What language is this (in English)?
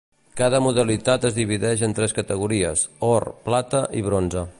Catalan